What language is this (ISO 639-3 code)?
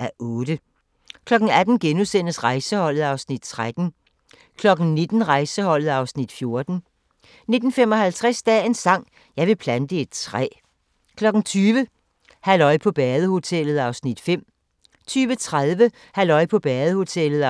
dan